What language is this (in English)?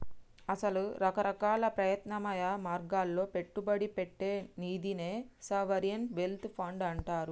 Telugu